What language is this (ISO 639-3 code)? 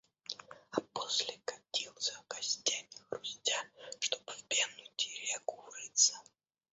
rus